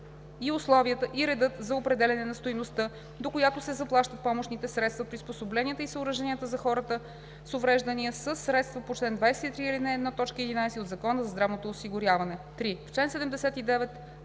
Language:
Bulgarian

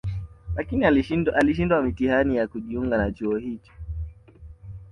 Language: Swahili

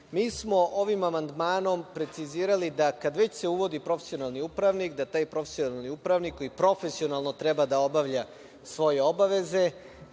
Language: Serbian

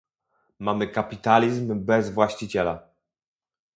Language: Polish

